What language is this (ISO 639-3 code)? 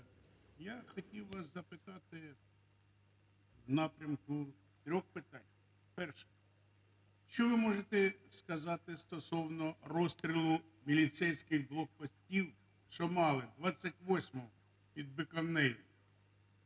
ukr